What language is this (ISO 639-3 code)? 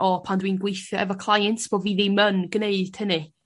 cym